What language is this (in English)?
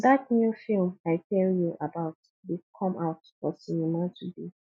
Nigerian Pidgin